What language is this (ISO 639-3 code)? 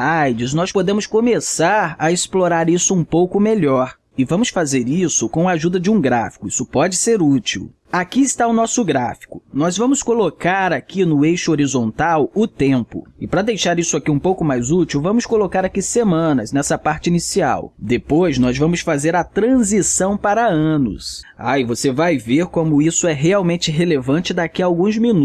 por